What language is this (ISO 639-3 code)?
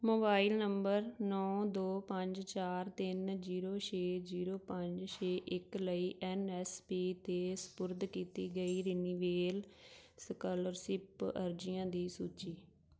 pan